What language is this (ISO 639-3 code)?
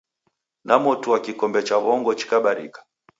dav